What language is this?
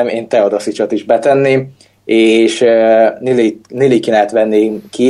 Hungarian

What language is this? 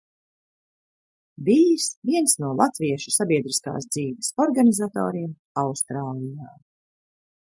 Latvian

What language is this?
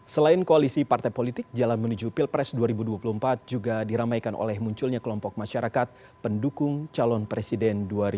Indonesian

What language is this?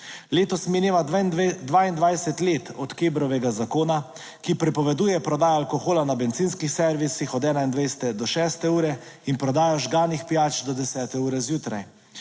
Slovenian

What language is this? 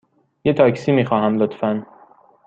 Persian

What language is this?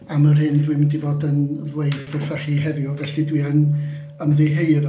Welsh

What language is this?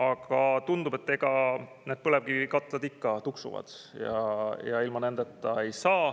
Estonian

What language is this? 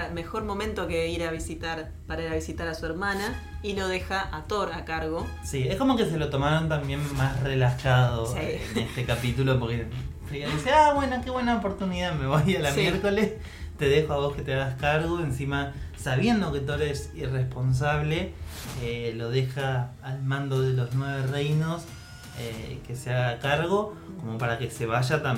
Spanish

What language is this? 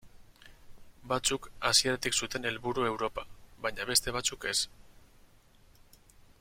Basque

